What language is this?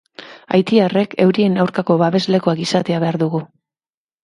Basque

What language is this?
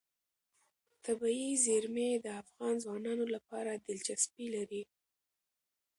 Pashto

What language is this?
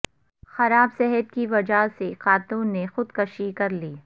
Urdu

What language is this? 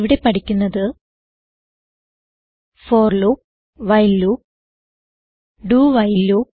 Malayalam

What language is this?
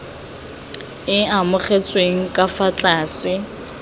Tswana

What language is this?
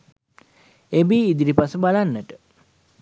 Sinhala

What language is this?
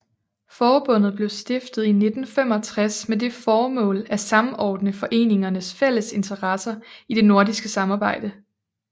Danish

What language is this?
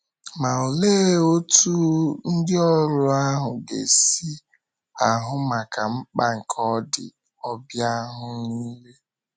Igbo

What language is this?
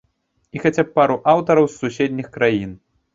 Belarusian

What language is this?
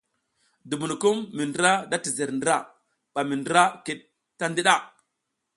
South Giziga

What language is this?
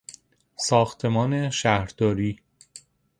Persian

